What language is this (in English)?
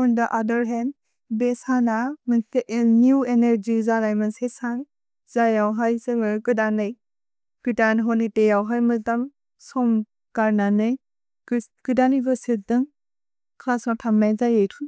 Bodo